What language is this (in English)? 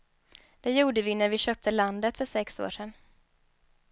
Swedish